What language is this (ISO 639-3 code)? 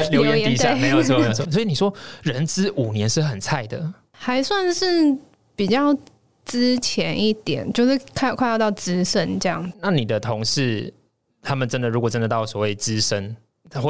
zho